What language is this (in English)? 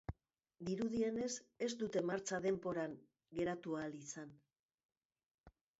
Basque